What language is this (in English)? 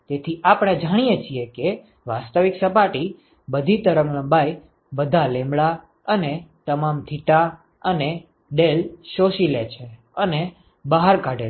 Gujarati